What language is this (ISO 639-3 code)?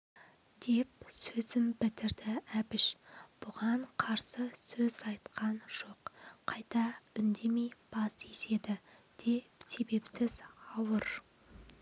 kaz